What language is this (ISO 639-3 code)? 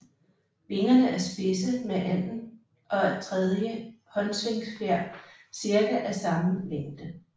dan